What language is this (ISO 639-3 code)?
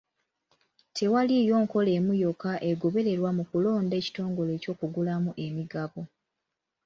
lug